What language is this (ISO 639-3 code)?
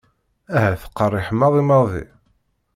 kab